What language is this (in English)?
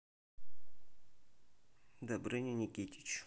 Russian